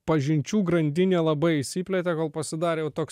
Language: Lithuanian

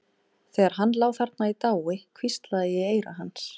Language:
Icelandic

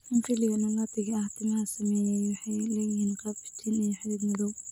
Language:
Somali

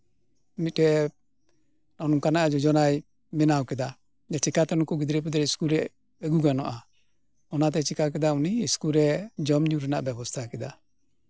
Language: Santali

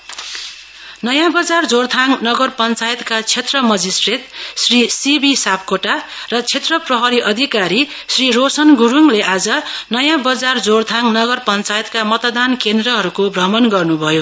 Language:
Nepali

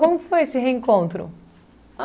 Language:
Portuguese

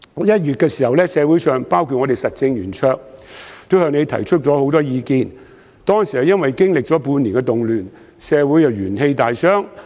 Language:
Cantonese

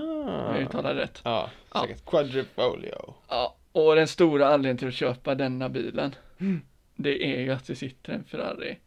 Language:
Swedish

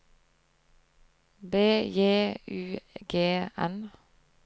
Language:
Norwegian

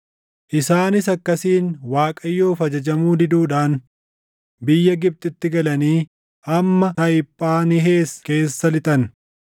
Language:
Oromo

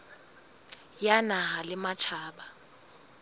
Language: Southern Sotho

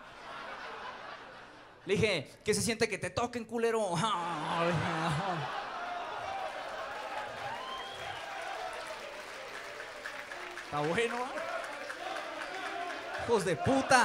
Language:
Spanish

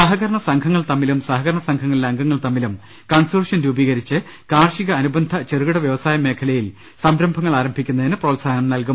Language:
Malayalam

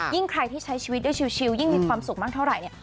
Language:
Thai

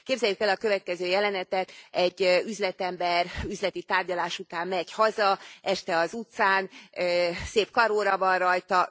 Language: Hungarian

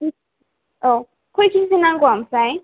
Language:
Bodo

